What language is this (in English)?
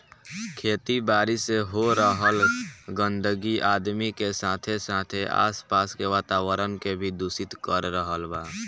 Bhojpuri